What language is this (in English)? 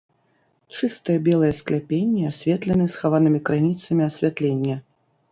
Belarusian